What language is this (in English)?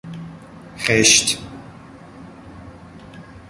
Persian